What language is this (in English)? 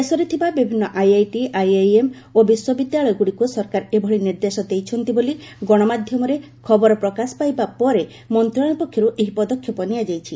Odia